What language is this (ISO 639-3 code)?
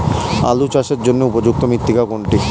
ben